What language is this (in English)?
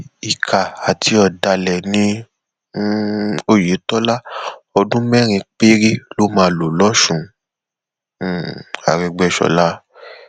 Yoruba